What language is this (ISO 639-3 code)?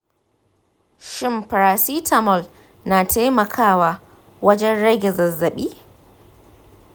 hau